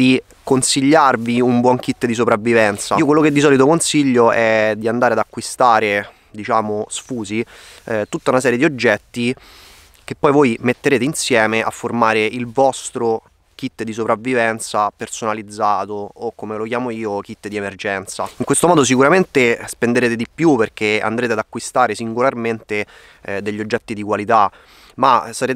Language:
Italian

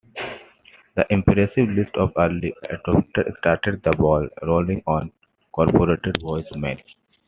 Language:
English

